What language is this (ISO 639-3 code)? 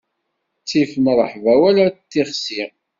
kab